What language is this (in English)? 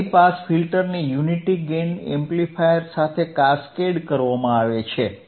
Gujarati